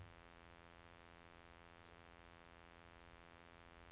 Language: Norwegian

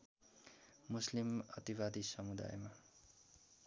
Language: Nepali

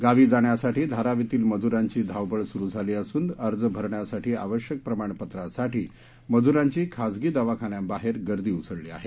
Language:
Marathi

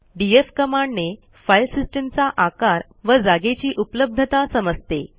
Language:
Marathi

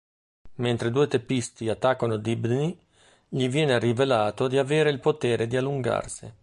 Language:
Italian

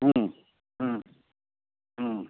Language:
Tamil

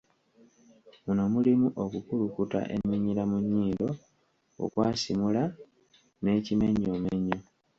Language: Ganda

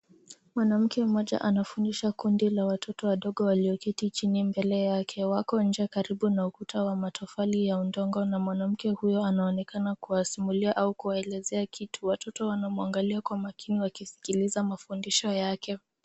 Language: Swahili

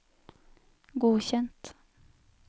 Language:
Norwegian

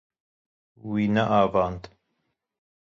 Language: Kurdish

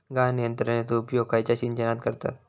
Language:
Marathi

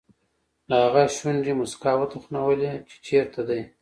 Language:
Pashto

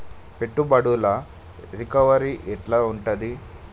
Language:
Telugu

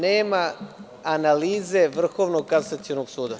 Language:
Serbian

